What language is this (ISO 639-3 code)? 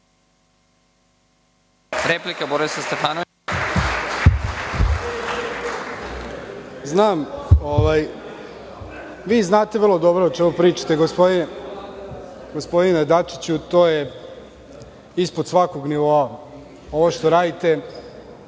srp